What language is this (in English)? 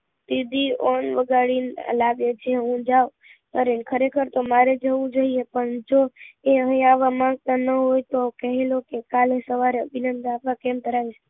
Gujarati